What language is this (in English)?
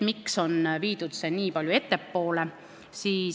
Estonian